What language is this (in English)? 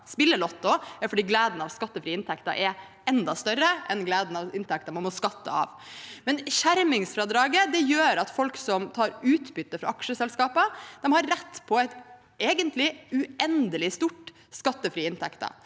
Norwegian